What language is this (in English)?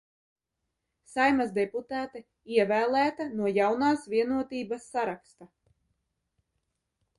Latvian